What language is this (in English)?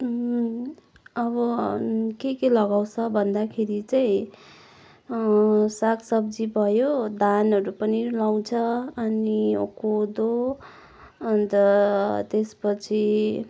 Nepali